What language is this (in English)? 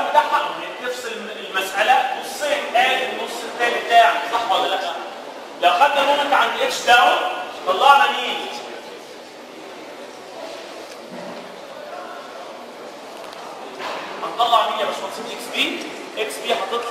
Arabic